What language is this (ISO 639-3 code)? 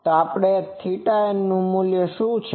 guj